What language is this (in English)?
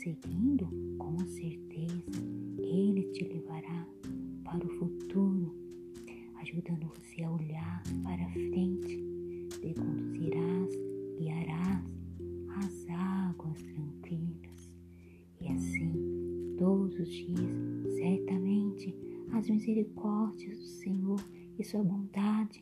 Portuguese